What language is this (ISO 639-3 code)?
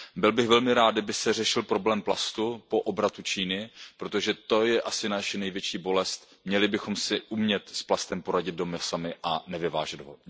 ces